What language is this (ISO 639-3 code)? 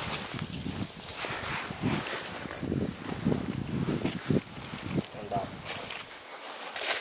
ind